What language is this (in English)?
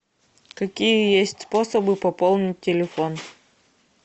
Russian